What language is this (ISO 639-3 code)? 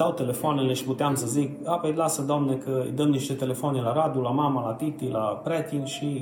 ron